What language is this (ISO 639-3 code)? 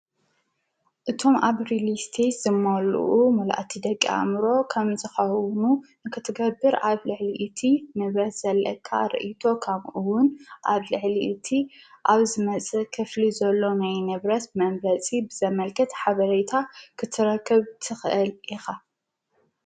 tir